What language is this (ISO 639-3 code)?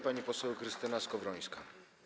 pol